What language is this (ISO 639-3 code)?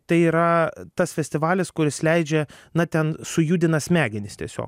lit